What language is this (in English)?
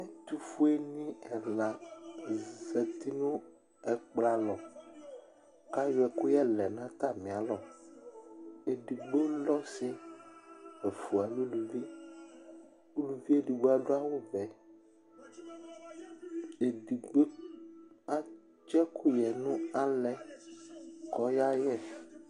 Ikposo